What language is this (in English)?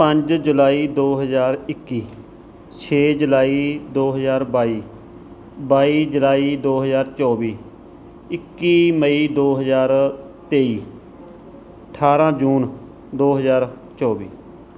Punjabi